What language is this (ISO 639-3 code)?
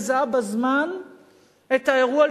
heb